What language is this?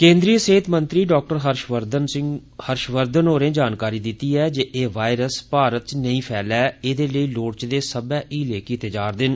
Dogri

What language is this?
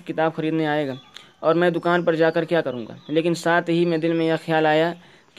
Urdu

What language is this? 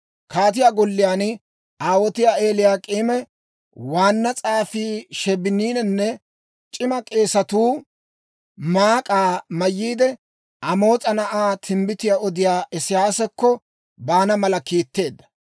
Dawro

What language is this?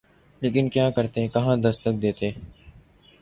Urdu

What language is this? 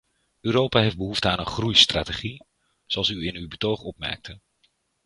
Dutch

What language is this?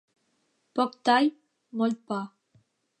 Catalan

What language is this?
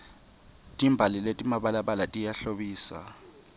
Swati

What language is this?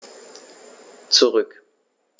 German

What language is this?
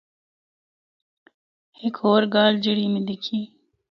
Northern Hindko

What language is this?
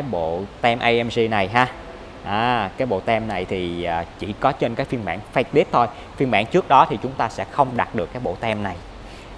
Vietnamese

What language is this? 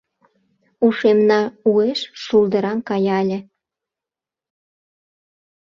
Mari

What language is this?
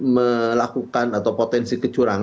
Indonesian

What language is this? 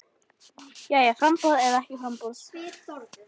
Icelandic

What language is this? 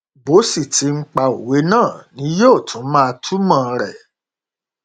Yoruba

